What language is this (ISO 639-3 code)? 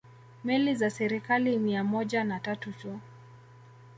swa